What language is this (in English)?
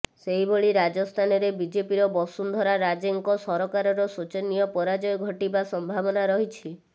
Odia